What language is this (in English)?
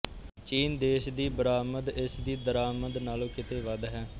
Punjabi